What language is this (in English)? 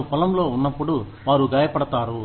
Telugu